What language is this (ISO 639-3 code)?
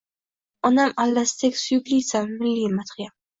uzb